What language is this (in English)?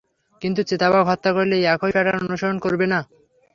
Bangla